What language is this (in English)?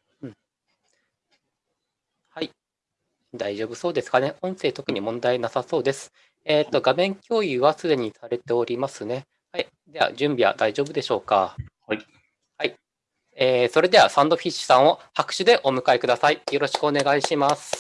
Japanese